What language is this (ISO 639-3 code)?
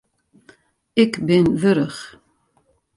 fry